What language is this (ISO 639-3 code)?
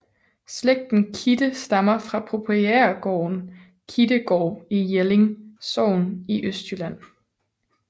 dan